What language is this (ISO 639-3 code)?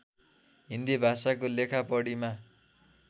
nep